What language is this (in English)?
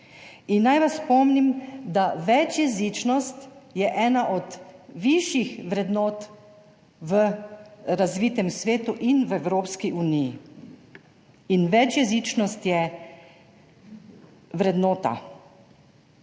Slovenian